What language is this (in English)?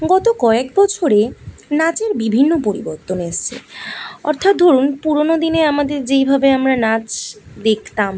Bangla